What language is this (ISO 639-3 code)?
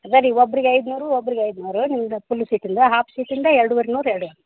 kan